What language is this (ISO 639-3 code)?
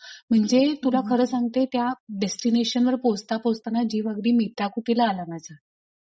mar